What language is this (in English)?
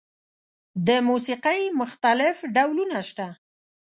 Pashto